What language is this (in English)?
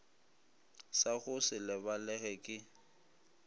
Northern Sotho